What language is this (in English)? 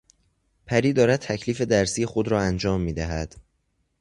Persian